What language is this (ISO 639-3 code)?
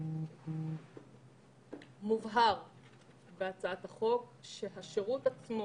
heb